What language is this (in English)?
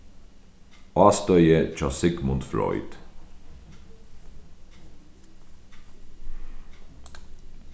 Faroese